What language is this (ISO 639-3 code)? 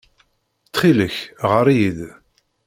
kab